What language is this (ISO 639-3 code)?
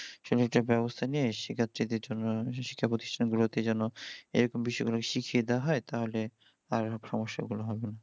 ben